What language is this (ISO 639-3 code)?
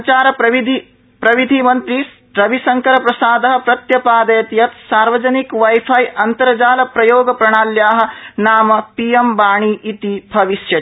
san